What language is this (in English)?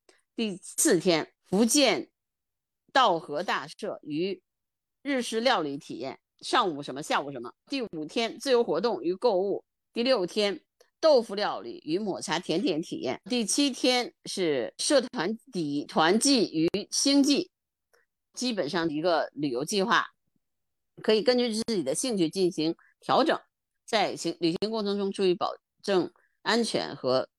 Chinese